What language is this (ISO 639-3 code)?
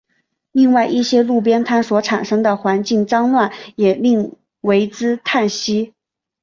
zho